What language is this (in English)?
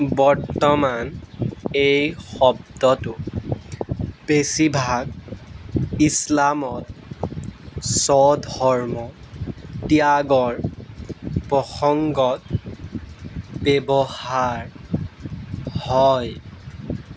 Assamese